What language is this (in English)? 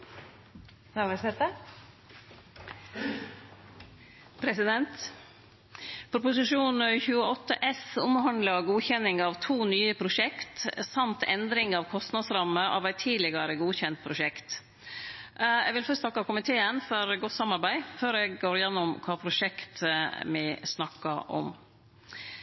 Norwegian Nynorsk